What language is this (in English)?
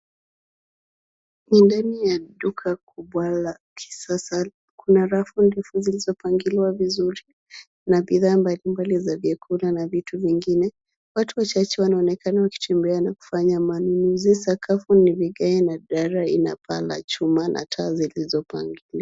Swahili